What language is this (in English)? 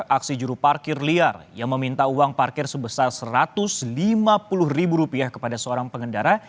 Indonesian